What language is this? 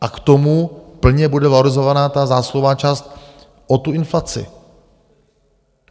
Czech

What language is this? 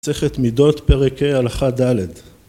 Hebrew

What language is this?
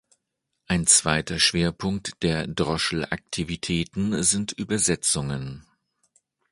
German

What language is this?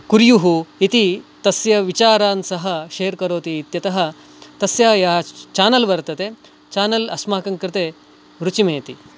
Sanskrit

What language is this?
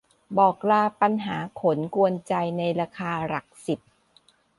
Thai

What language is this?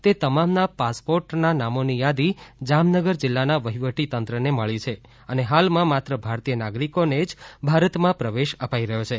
Gujarati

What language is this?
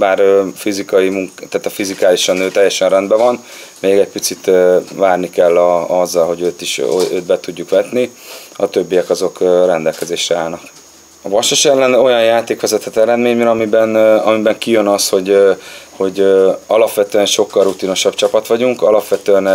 Hungarian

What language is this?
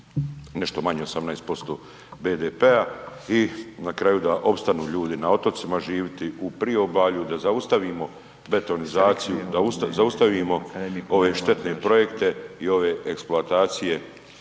Croatian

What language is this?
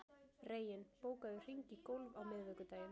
Icelandic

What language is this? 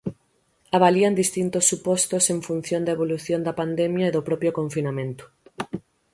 Galician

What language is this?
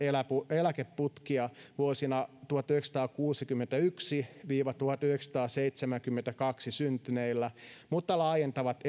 Finnish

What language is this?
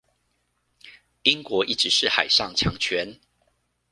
Chinese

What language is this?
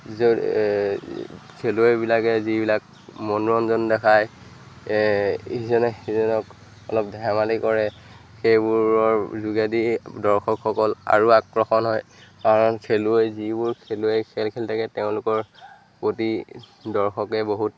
Assamese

